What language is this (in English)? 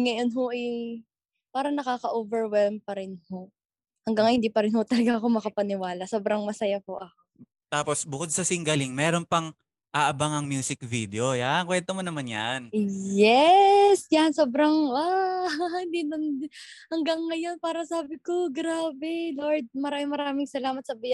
Filipino